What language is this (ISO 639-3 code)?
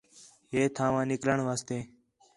xhe